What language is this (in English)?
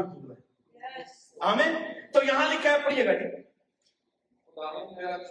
Urdu